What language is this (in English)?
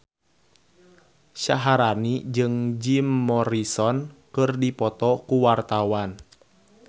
Sundanese